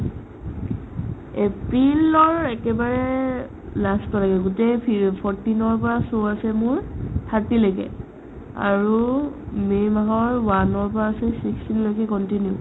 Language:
Assamese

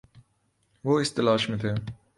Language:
Urdu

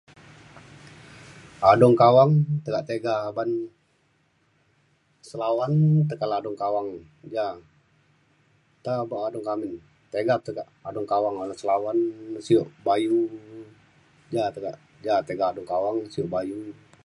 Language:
Mainstream Kenyah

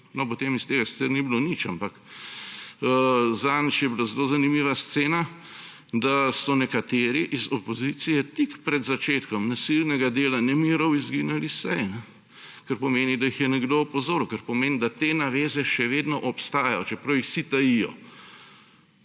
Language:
Slovenian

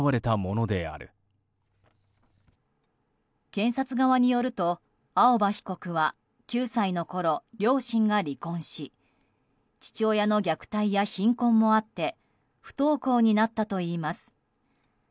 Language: Japanese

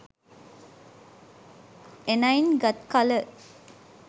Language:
Sinhala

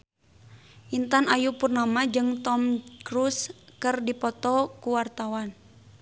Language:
Sundanese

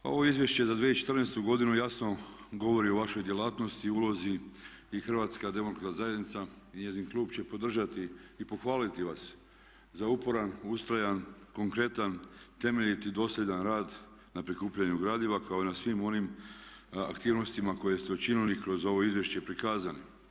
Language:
Croatian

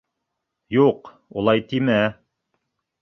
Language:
Bashkir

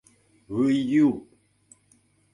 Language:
Mari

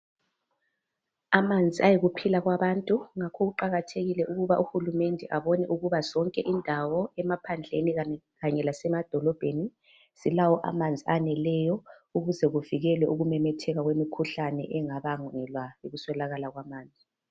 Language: North Ndebele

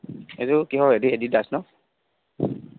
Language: Assamese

